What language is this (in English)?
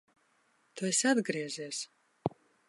Latvian